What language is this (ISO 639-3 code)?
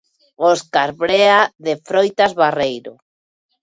glg